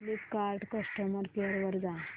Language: Marathi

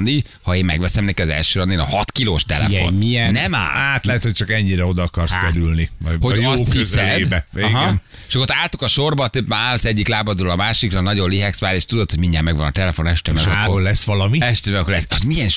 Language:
Hungarian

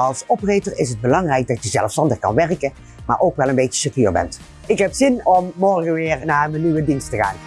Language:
Dutch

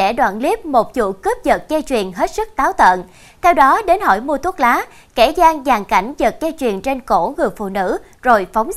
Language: Vietnamese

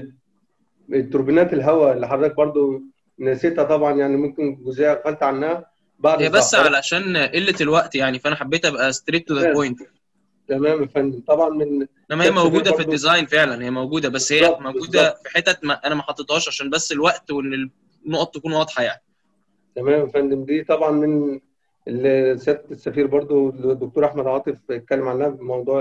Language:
Arabic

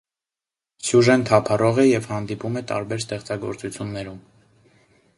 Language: Armenian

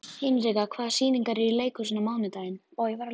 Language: Icelandic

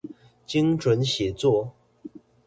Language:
Chinese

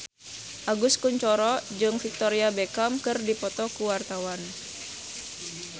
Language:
Sundanese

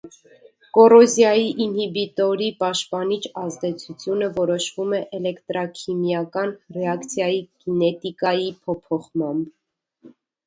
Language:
Armenian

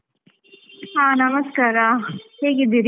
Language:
Kannada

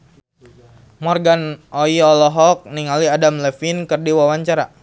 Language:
Sundanese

